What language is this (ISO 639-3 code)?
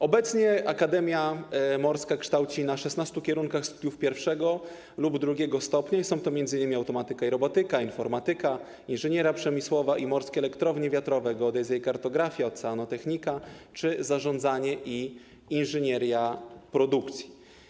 pol